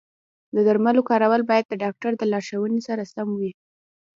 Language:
Pashto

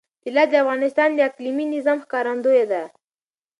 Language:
Pashto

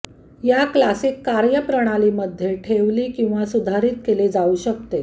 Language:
Marathi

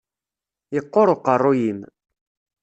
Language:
Kabyle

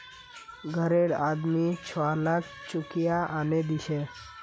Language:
Magahi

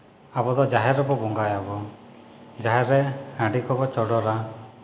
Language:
Santali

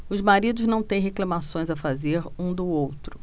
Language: Portuguese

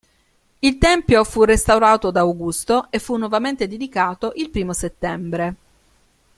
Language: Italian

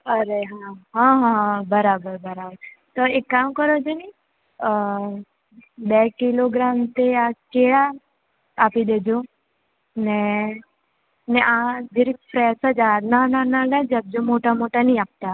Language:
Gujarati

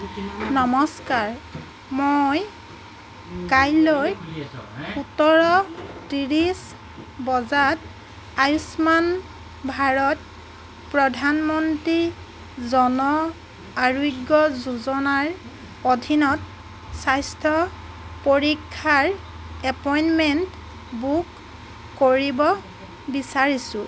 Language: Assamese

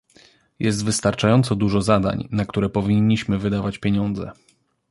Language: Polish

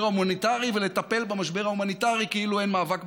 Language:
Hebrew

